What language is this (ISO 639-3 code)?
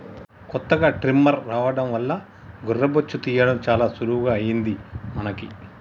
tel